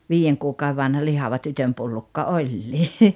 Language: Finnish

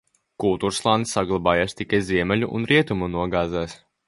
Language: Latvian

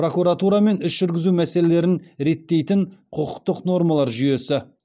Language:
Kazakh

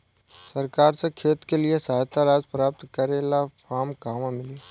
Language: Bhojpuri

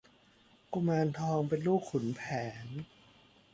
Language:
Thai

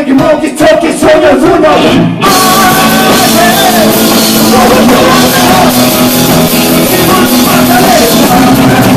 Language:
Korean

